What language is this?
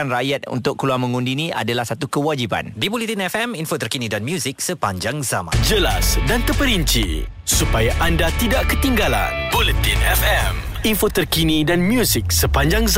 Malay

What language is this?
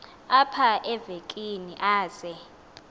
Xhosa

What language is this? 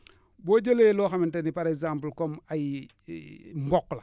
Wolof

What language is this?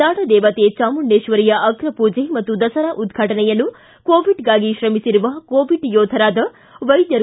Kannada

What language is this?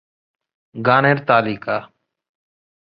Bangla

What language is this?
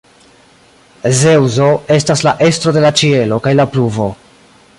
Esperanto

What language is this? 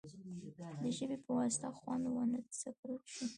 Pashto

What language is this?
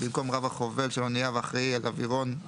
Hebrew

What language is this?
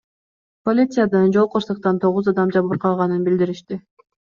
Kyrgyz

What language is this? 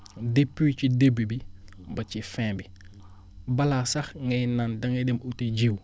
Wolof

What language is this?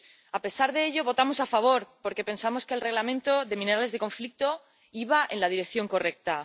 Spanish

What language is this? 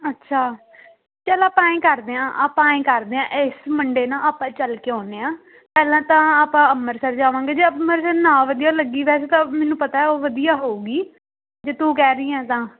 Punjabi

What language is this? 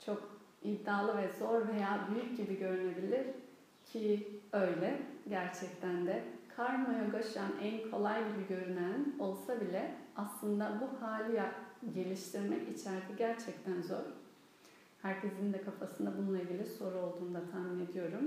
Turkish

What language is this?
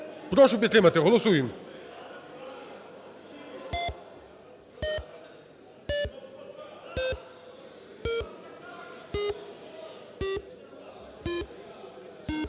Ukrainian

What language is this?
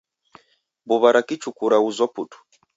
Taita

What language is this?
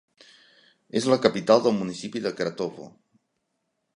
Catalan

